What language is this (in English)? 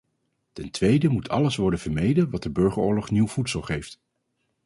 Dutch